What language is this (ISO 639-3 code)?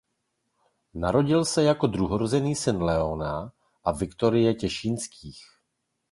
ces